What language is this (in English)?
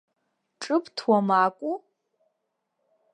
Abkhazian